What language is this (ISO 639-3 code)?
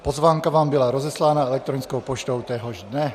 ces